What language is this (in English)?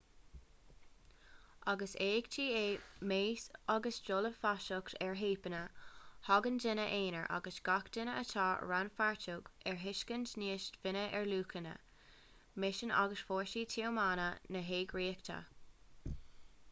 Irish